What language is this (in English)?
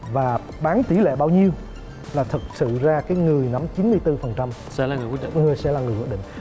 Vietnamese